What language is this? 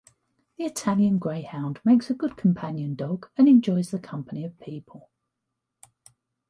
English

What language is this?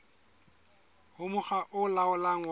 Southern Sotho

